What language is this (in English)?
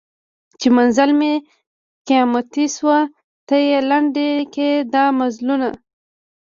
Pashto